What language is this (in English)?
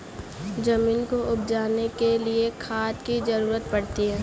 Hindi